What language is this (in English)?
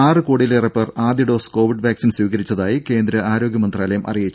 Malayalam